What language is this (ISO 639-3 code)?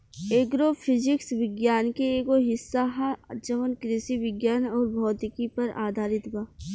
bho